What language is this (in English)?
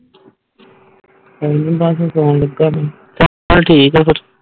Punjabi